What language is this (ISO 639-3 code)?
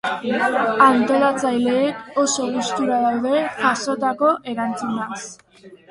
eus